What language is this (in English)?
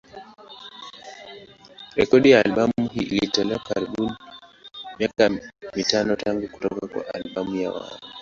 Swahili